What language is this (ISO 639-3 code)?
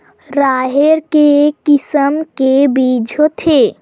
hne